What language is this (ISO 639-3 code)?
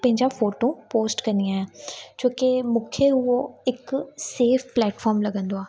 snd